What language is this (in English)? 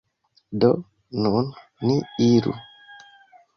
Esperanto